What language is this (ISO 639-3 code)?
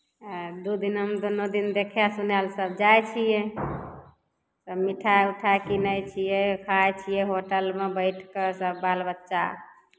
mai